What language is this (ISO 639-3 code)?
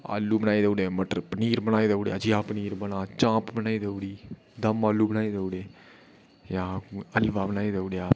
doi